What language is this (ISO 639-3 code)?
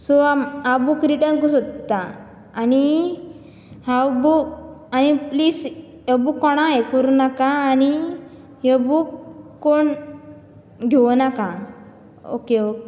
kok